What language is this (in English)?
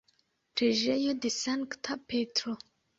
Esperanto